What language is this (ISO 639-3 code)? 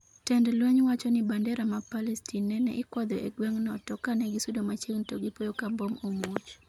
luo